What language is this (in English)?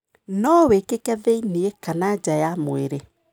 Kikuyu